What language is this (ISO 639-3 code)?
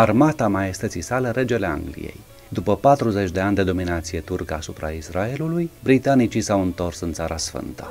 ron